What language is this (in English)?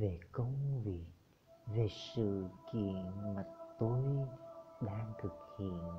Vietnamese